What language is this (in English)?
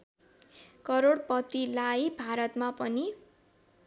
Nepali